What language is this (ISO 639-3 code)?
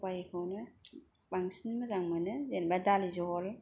brx